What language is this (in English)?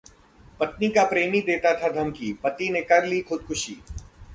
Hindi